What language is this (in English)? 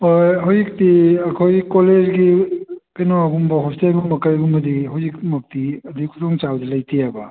Manipuri